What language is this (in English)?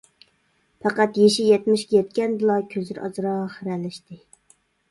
Uyghur